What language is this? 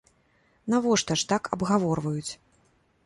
Belarusian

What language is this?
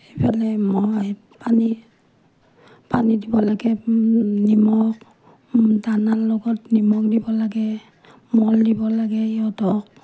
Assamese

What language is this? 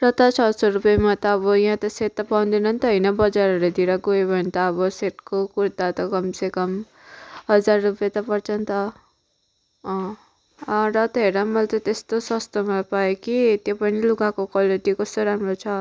Nepali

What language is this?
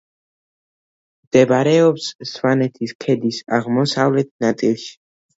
Georgian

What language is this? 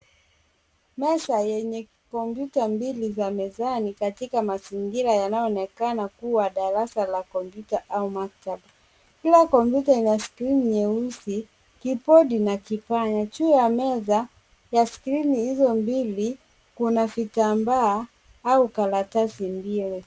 Swahili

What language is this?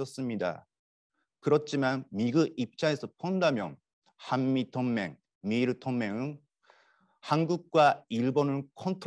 Korean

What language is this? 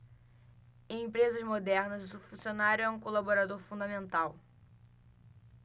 Portuguese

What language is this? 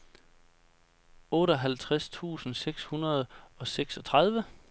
Danish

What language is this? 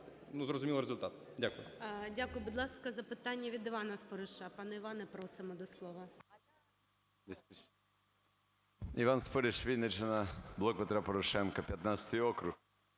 Ukrainian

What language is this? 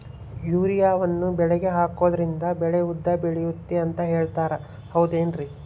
Kannada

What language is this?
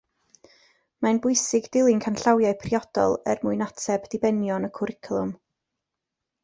Welsh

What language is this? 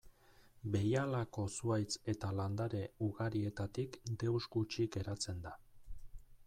Basque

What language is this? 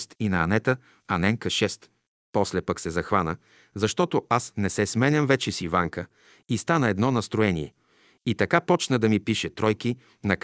Bulgarian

